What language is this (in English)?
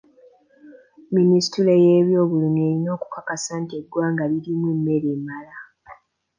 Ganda